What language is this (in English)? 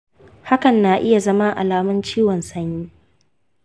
Hausa